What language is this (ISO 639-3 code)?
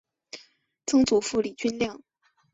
zho